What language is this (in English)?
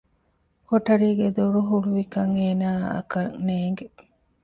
Divehi